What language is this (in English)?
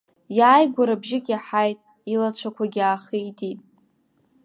Abkhazian